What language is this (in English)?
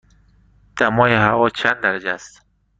Persian